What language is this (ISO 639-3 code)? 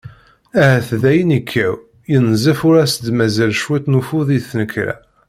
kab